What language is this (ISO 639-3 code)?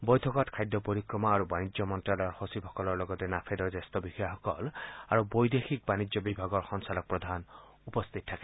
asm